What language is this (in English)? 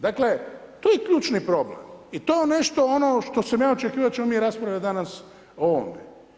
Croatian